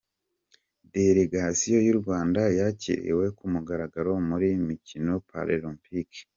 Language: Kinyarwanda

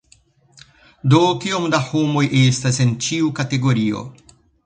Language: Esperanto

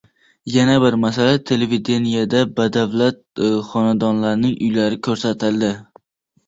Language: Uzbek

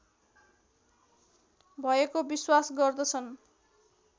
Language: Nepali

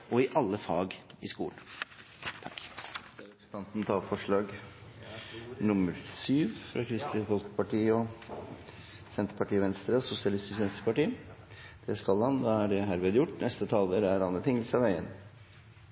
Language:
Norwegian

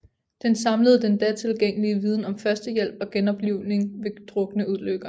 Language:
Danish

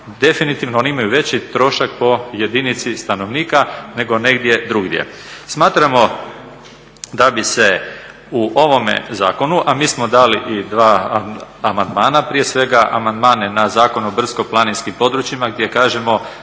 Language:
Croatian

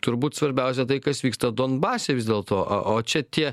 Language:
Lithuanian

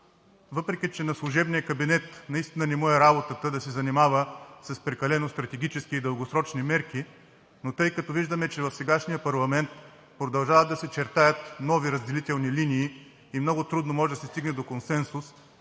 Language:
Bulgarian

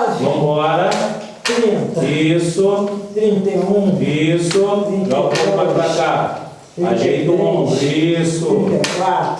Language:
Portuguese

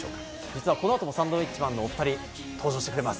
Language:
Japanese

